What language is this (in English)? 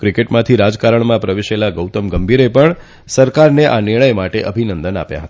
Gujarati